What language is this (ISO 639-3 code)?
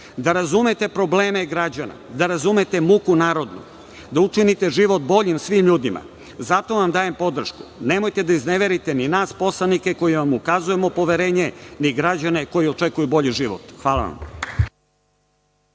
srp